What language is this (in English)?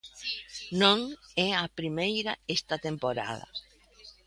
Galician